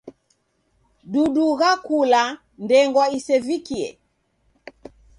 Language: Taita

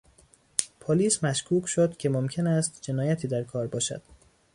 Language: Persian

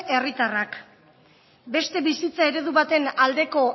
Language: Basque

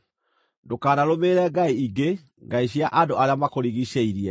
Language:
Kikuyu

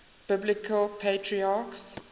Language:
English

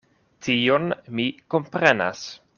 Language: Esperanto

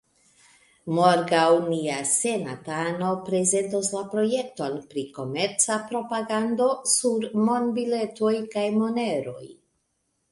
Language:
Esperanto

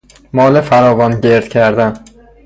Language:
Persian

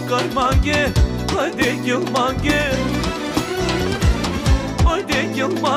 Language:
Bulgarian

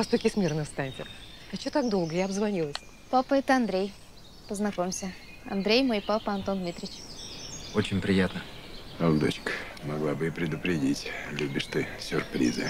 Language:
Russian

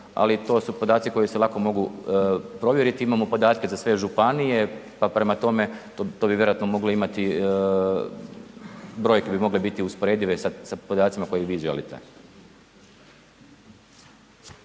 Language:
Croatian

